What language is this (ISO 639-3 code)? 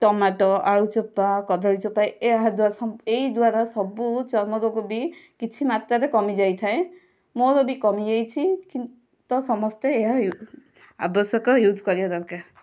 ori